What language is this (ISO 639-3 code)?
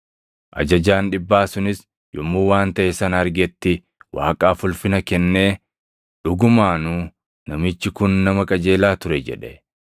orm